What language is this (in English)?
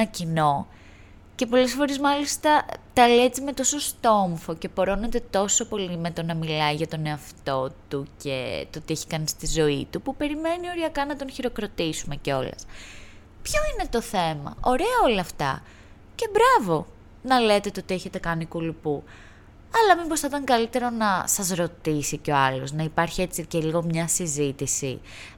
Greek